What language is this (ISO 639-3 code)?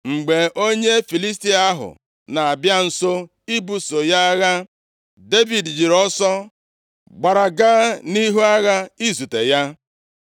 ibo